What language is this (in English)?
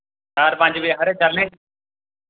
Dogri